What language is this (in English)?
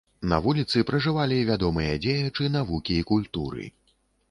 Belarusian